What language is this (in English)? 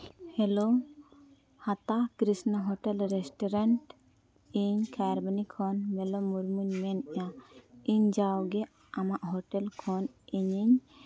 Santali